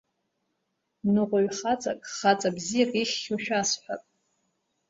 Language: Abkhazian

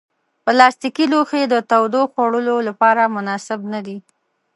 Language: Pashto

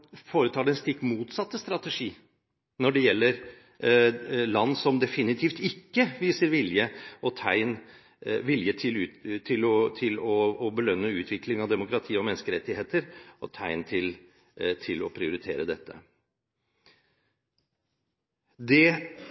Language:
Norwegian Bokmål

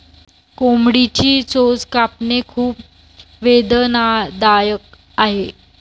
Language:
Marathi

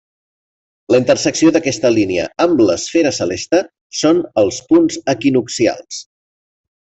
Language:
Catalan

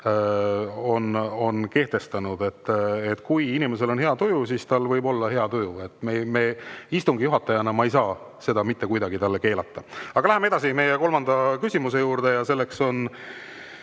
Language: Estonian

